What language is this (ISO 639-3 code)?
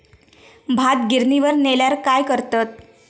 mar